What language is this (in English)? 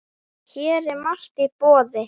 Icelandic